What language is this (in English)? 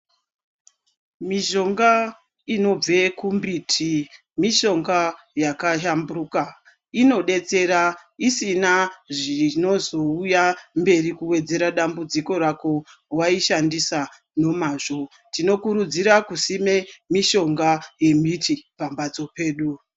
Ndau